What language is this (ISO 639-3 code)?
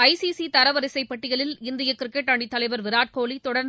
tam